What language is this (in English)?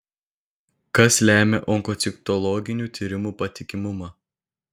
Lithuanian